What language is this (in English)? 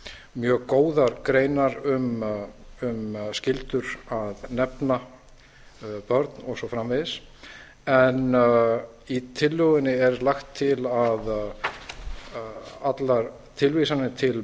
Icelandic